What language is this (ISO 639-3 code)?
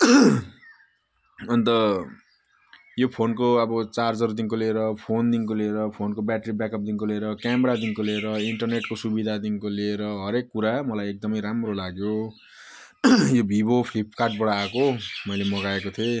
nep